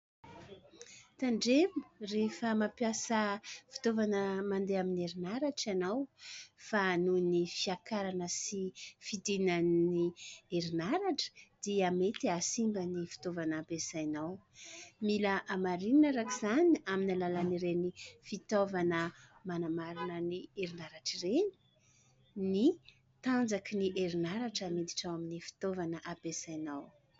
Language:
Malagasy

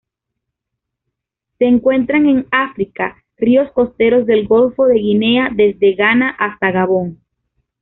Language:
Spanish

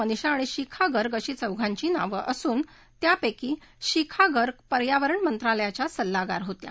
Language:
Marathi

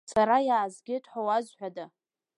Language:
Abkhazian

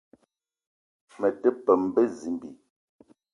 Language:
Eton (Cameroon)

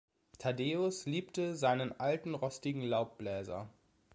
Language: German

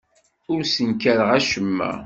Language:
Kabyle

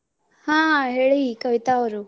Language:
Kannada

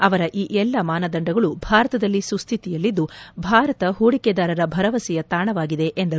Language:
Kannada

